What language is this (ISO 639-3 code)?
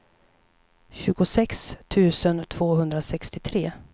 swe